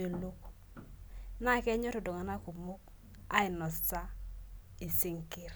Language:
Masai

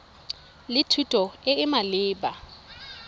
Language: Tswana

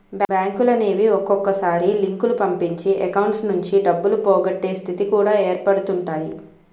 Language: Telugu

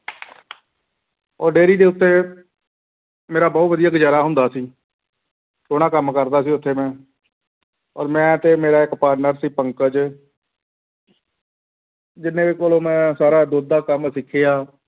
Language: Punjabi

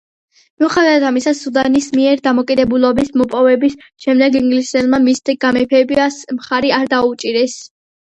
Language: Georgian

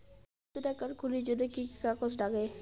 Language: Bangla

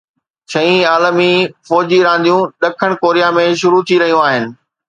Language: Sindhi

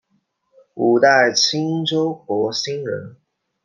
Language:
Chinese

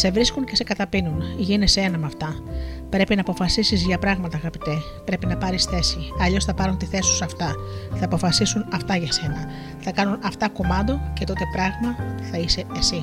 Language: Greek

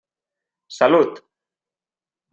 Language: Catalan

